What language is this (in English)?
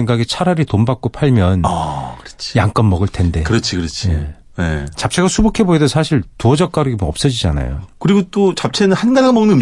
Korean